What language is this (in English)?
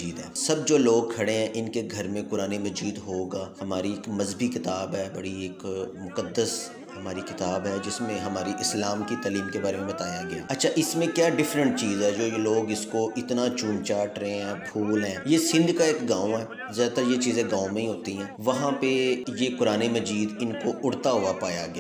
Hindi